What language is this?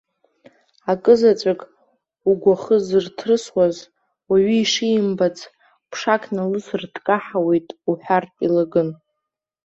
Abkhazian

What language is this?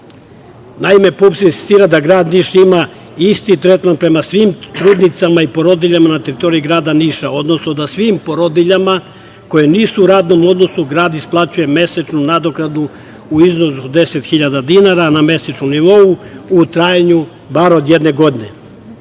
Serbian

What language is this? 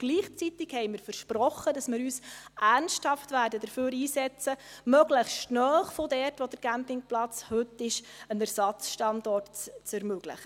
Swiss German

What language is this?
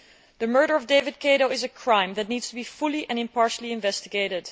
English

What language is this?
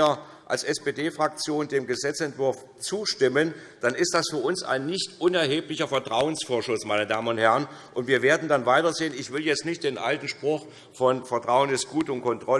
German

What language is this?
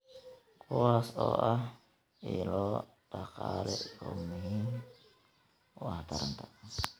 Somali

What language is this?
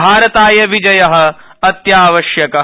Sanskrit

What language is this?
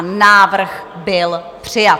Czech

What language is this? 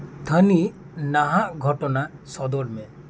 Santali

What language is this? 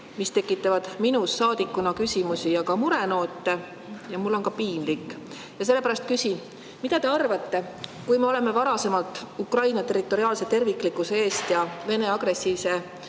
Estonian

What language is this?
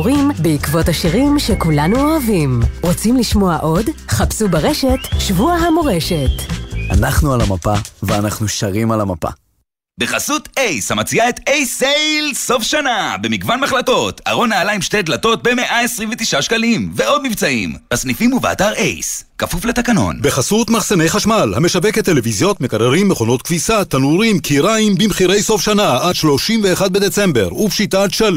Hebrew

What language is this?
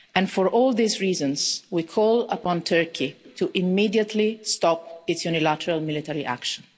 English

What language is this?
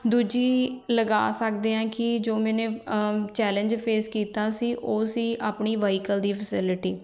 Punjabi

